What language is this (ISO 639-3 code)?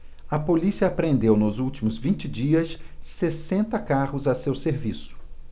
por